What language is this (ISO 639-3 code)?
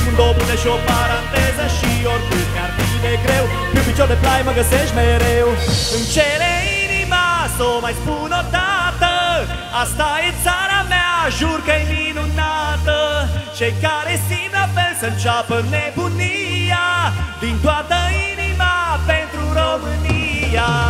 ron